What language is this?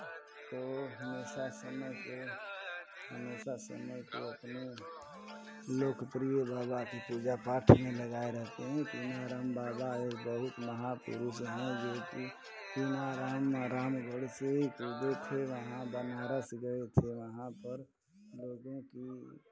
Hindi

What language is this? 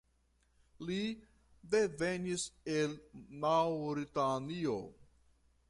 Esperanto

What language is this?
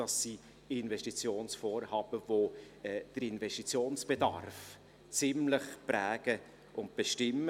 Swiss German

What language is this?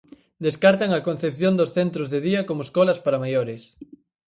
Galician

